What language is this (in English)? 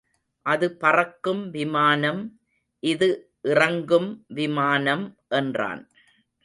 Tamil